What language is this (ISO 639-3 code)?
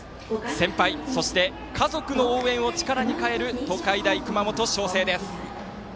jpn